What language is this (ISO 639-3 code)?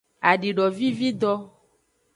ajg